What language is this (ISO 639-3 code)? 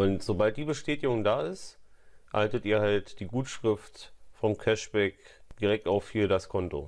deu